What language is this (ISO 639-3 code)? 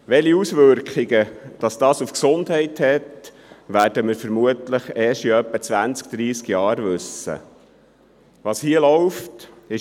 gsw